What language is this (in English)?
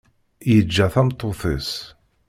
Kabyle